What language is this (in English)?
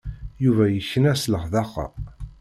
Kabyle